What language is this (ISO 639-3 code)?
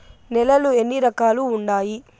tel